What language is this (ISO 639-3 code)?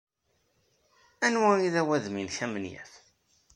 kab